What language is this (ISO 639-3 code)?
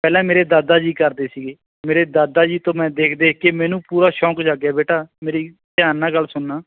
pan